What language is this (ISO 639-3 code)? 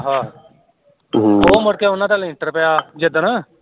pan